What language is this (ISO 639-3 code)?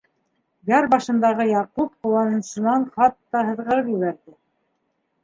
bak